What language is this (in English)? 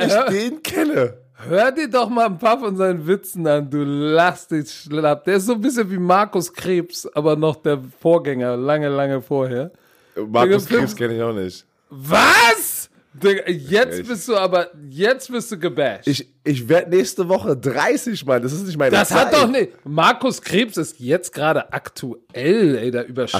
German